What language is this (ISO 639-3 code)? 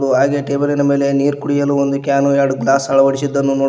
kan